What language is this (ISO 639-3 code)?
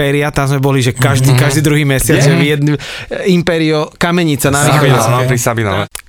slk